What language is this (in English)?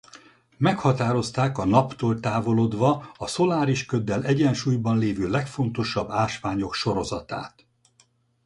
Hungarian